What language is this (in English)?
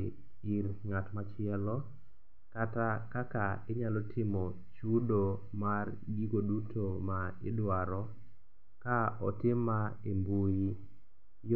Luo (Kenya and Tanzania)